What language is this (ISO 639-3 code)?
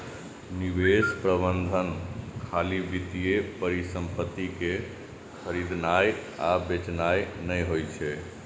mai